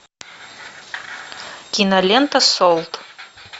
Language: Russian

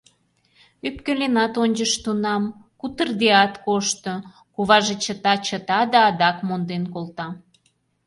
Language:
Mari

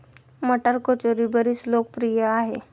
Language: Marathi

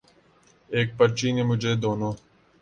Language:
Urdu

